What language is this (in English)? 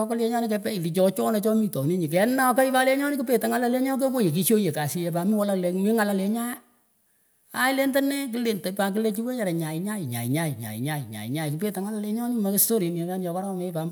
Pökoot